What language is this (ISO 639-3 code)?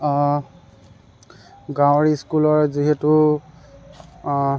asm